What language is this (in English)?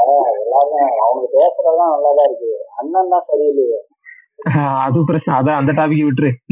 Tamil